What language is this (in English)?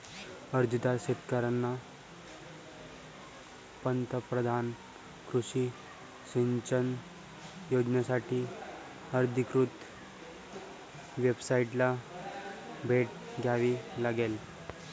Marathi